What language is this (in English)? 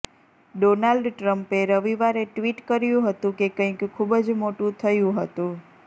Gujarati